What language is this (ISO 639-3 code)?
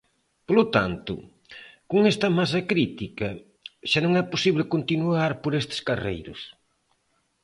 glg